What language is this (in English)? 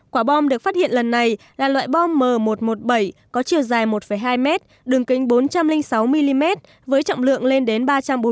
Vietnamese